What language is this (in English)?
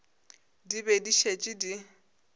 Northern Sotho